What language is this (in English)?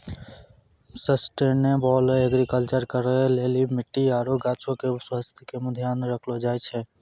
Maithili